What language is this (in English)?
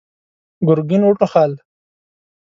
Pashto